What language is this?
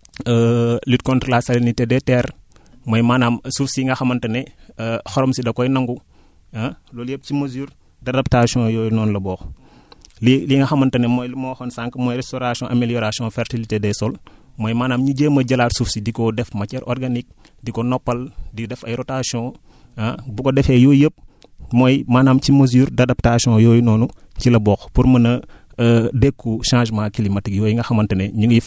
Wolof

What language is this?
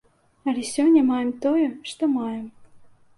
Belarusian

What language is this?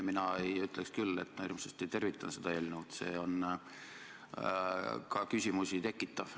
Estonian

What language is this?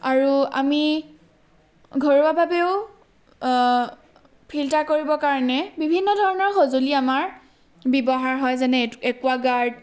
Assamese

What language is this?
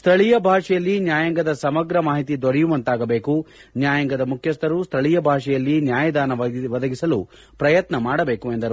Kannada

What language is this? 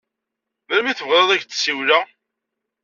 Kabyle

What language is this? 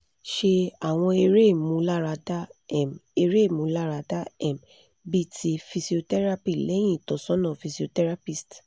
Yoruba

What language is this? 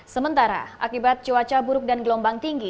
Indonesian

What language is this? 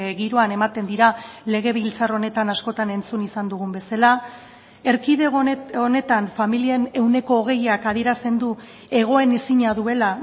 Basque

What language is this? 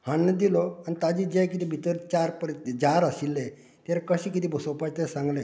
Konkani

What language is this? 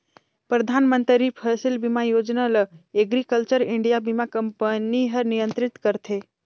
Chhattisgarhi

